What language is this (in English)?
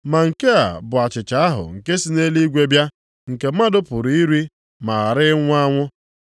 Igbo